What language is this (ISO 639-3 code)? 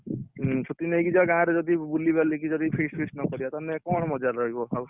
ori